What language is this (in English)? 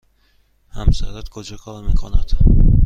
Persian